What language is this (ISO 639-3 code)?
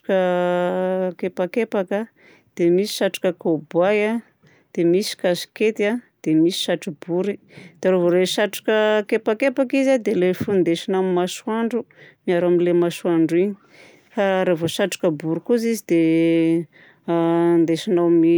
bzc